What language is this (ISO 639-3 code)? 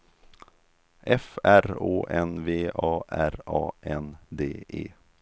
swe